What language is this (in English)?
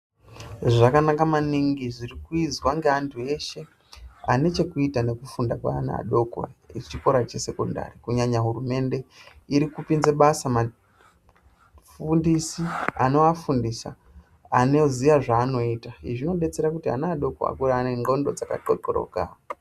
Ndau